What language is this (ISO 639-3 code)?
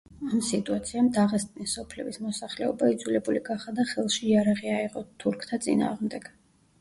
kat